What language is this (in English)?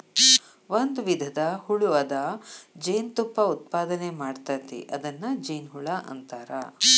Kannada